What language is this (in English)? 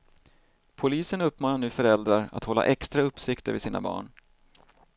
Swedish